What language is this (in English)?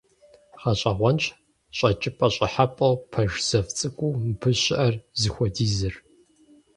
Kabardian